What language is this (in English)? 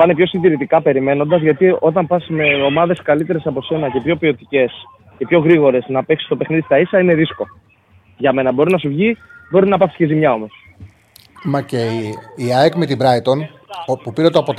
Greek